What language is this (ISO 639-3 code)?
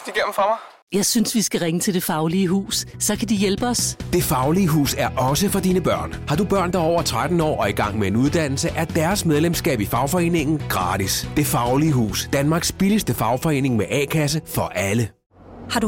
dan